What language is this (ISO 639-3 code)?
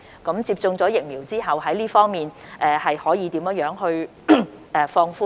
yue